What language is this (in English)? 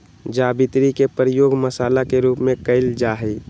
Magahi